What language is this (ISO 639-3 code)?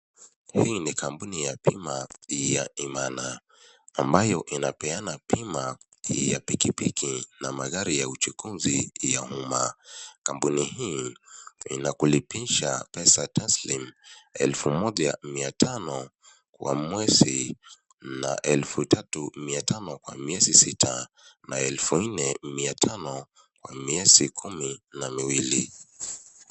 swa